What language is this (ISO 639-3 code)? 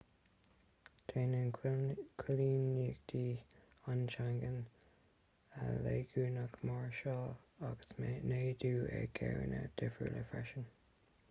gle